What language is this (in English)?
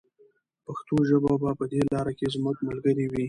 Pashto